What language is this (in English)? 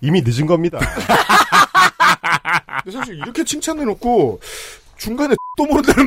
Korean